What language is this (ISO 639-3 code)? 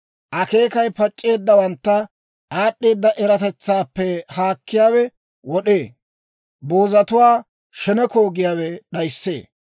dwr